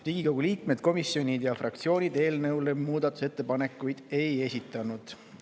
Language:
Estonian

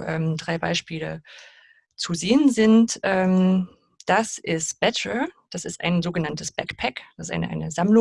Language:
German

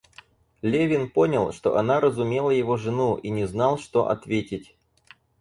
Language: Russian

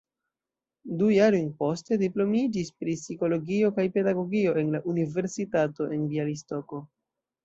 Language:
Esperanto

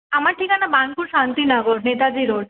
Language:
Bangla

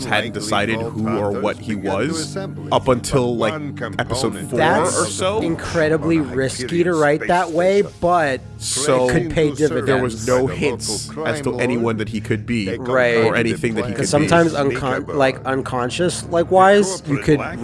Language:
English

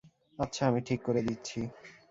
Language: Bangla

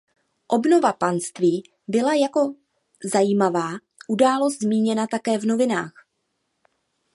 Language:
Czech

